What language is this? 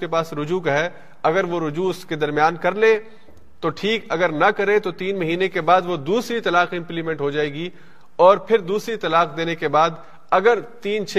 Urdu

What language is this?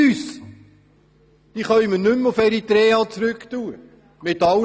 Swiss German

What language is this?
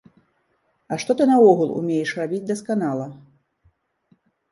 Belarusian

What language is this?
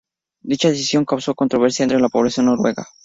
Spanish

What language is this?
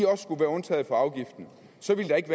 Danish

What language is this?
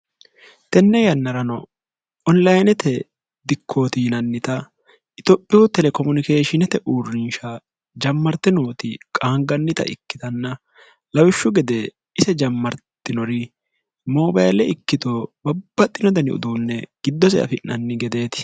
Sidamo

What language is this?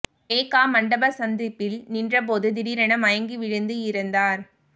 Tamil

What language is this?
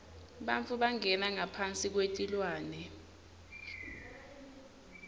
Swati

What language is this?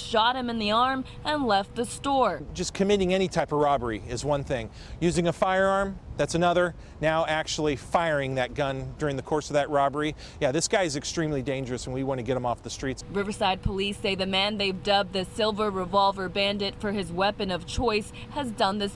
English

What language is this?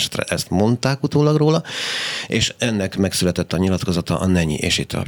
Hungarian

